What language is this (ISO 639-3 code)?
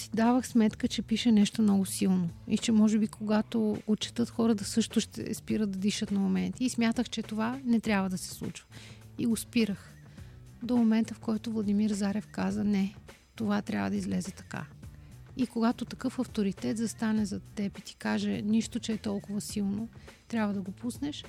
bul